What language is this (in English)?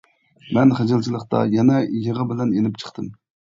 Uyghur